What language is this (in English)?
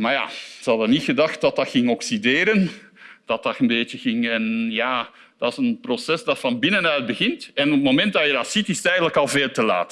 Dutch